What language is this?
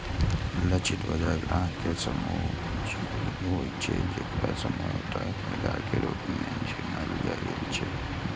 Maithili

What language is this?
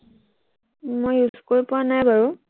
Assamese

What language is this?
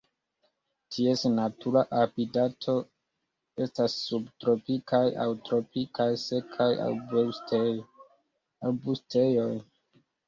Esperanto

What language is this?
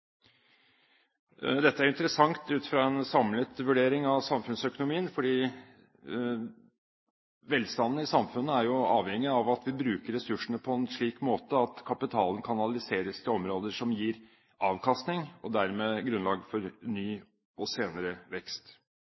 Norwegian Bokmål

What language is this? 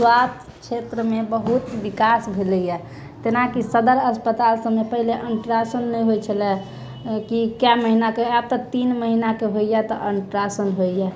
Maithili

